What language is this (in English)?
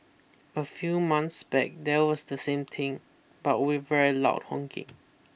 English